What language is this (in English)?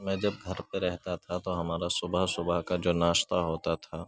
Urdu